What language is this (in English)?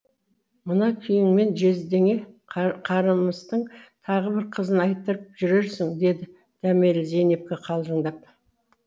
Kazakh